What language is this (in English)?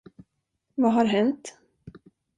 Swedish